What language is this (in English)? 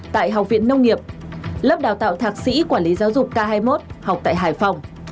Vietnamese